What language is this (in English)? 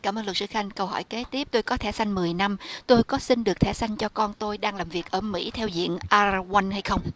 Vietnamese